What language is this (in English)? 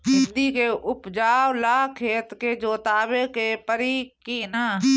Bhojpuri